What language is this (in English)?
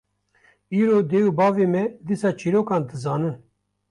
Kurdish